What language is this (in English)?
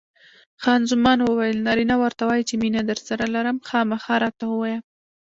Pashto